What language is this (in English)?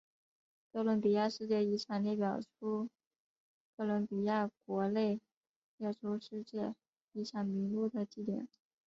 Chinese